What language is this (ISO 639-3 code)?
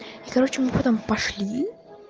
rus